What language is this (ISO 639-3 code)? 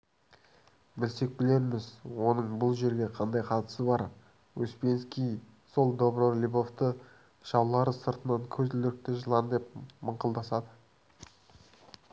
kaz